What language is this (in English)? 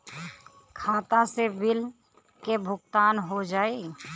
Bhojpuri